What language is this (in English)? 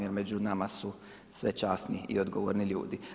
Croatian